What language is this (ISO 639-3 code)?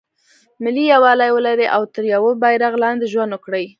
pus